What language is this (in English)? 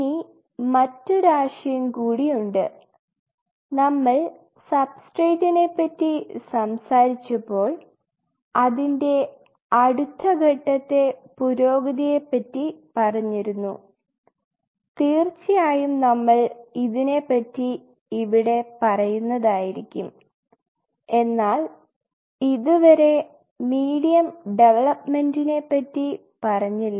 Malayalam